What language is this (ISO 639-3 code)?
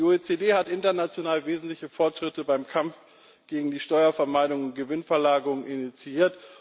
deu